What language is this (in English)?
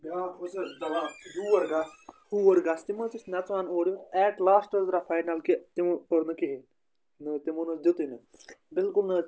Kashmiri